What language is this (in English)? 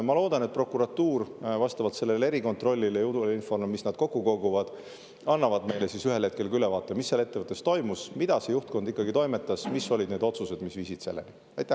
Estonian